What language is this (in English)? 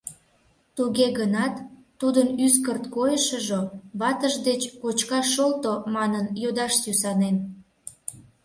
Mari